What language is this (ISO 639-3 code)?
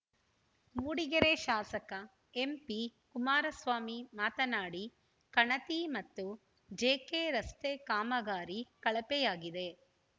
kan